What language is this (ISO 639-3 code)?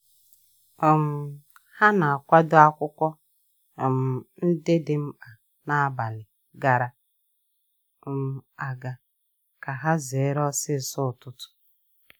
ibo